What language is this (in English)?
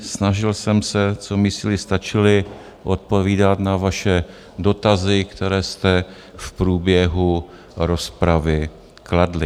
Czech